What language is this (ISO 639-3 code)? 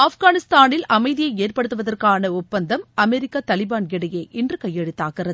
tam